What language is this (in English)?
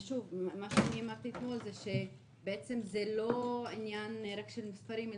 Hebrew